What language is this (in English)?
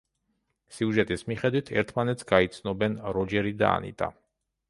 Georgian